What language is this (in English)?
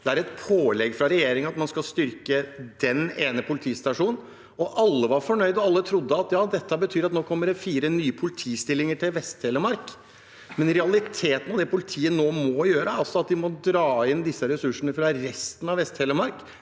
Norwegian